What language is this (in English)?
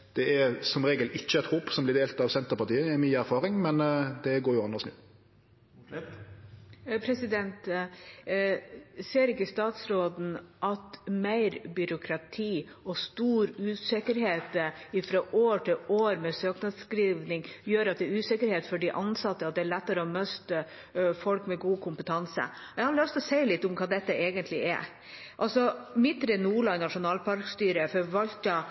Norwegian